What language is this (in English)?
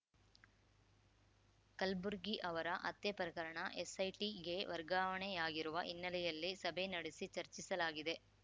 Kannada